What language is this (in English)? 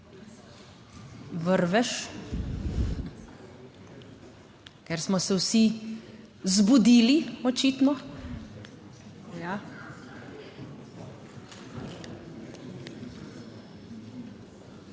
Slovenian